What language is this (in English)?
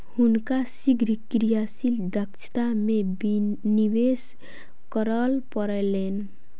Maithili